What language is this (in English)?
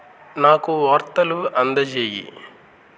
Telugu